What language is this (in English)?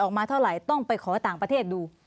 Thai